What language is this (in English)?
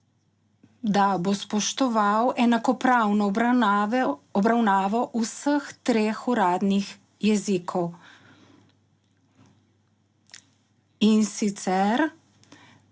Slovenian